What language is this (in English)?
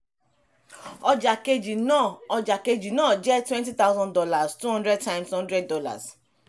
Yoruba